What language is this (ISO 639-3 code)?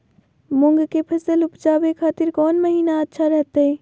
mag